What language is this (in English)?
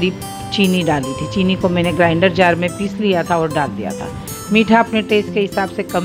Hindi